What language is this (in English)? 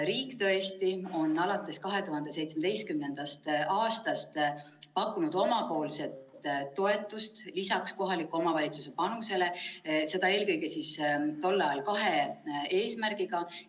Estonian